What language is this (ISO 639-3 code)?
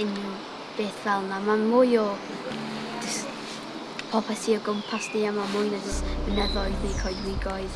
nld